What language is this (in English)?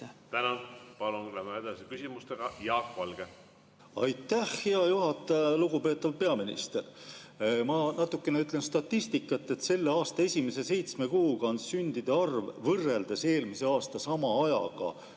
Estonian